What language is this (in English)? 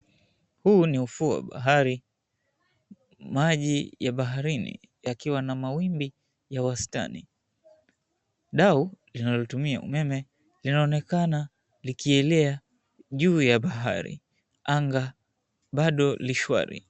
Swahili